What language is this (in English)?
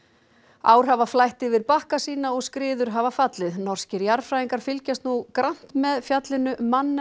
Icelandic